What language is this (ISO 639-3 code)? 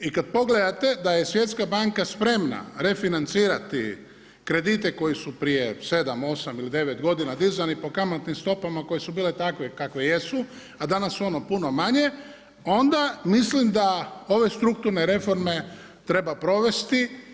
hrv